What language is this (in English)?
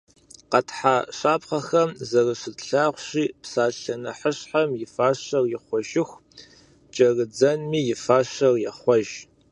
Kabardian